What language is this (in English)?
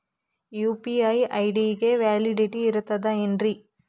Kannada